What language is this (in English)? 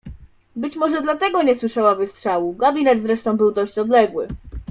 Polish